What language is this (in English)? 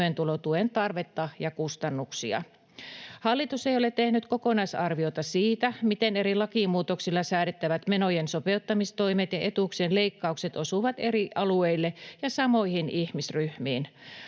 Finnish